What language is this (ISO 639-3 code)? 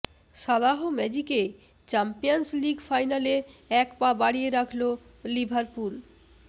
ben